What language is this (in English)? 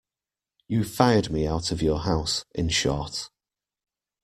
English